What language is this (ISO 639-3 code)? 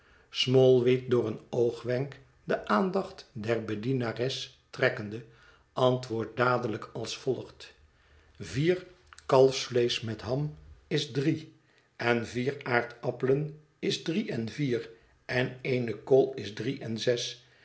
nld